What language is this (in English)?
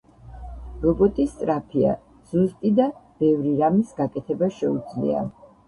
Georgian